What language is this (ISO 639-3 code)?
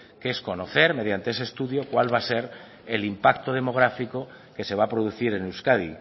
spa